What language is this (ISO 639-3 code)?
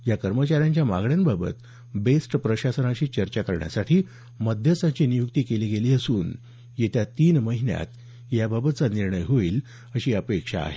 mar